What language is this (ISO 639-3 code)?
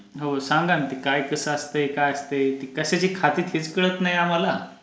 mar